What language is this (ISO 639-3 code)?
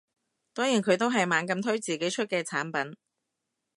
yue